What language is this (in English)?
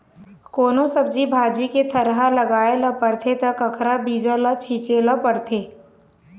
Chhattisgarhi